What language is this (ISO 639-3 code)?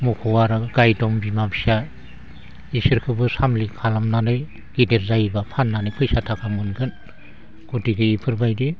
brx